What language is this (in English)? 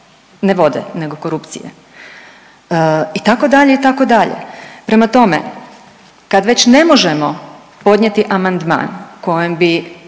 Croatian